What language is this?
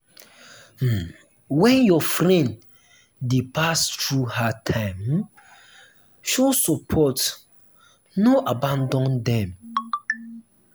Nigerian Pidgin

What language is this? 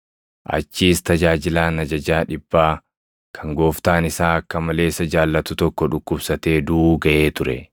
Oromo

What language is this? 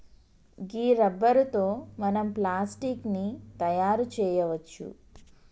Telugu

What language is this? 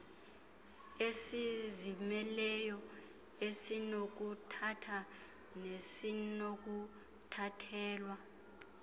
Xhosa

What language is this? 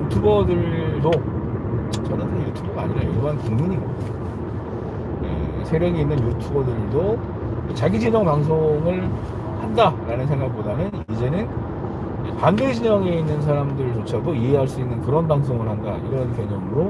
Korean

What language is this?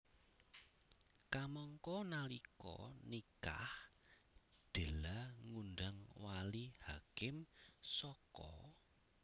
Javanese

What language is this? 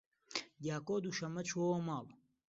Central Kurdish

